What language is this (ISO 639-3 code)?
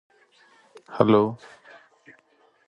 eng